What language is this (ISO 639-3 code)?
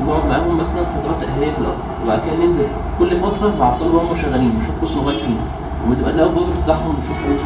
ara